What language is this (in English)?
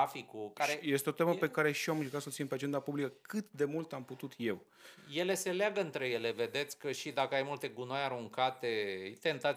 Romanian